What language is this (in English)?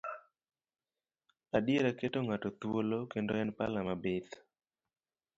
Luo (Kenya and Tanzania)